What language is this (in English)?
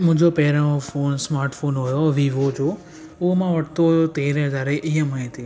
Sindhi